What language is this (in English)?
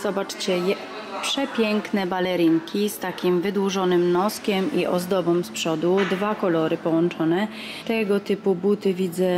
Polish